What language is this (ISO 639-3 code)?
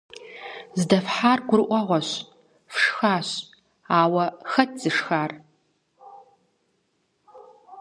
kbd